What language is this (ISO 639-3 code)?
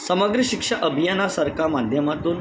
mar